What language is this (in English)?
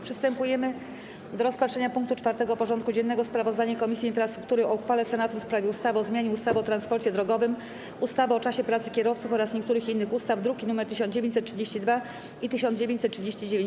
Polish